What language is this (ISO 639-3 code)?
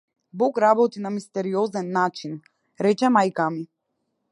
mkd